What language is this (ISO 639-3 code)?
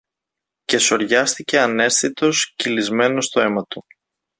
ell